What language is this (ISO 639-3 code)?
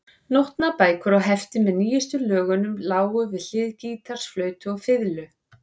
isl